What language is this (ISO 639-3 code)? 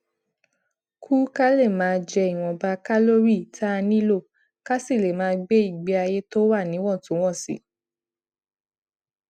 yor